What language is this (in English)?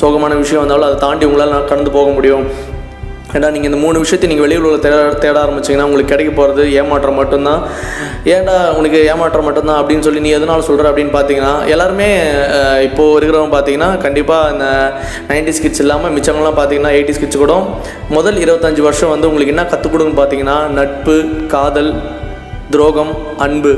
Tamil